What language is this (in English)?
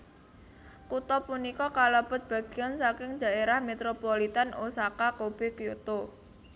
Javanese